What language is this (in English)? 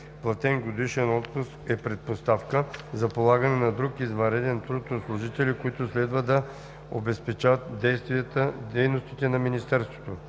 Bulgarian